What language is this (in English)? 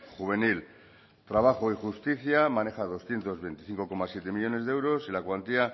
Spanish